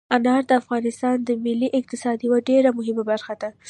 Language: Pashto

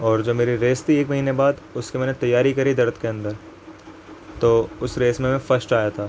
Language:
Urdu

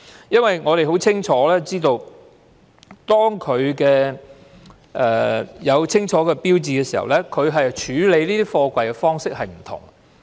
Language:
Cantonese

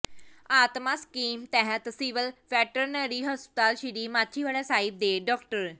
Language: Punjabi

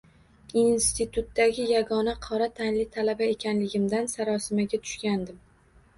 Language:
Uzbek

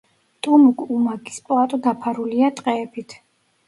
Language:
Georgian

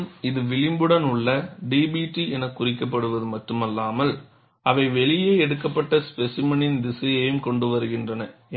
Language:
Tamil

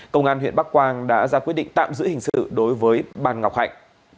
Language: Vietnamese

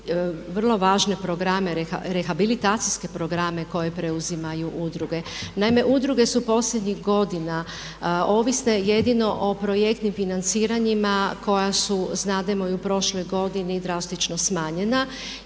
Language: Croatian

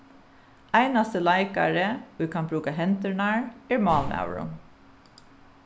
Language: Faroese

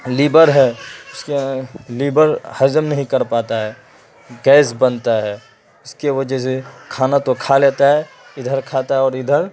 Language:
Urdu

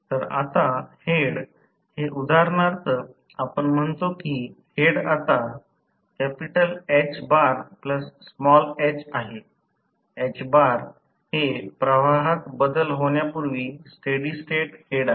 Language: Marathi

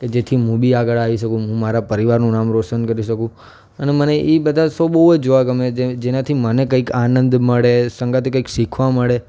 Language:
Gujarati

